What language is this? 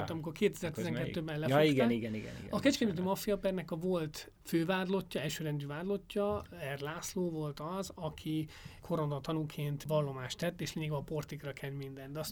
Hungarian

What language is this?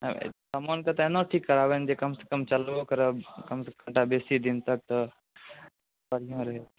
Maithili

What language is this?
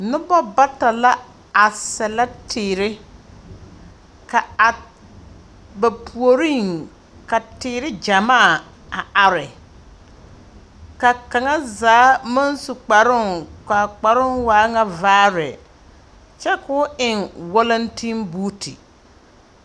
Southern Dagaare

